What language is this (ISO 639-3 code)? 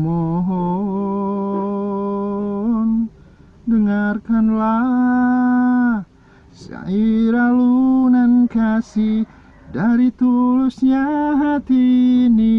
ind